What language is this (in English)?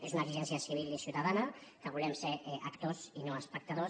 Catalan